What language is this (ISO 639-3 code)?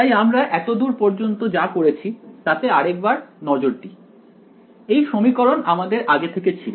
ben